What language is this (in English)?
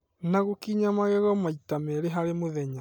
Kikuyu